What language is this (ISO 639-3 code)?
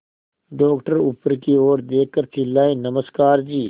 hin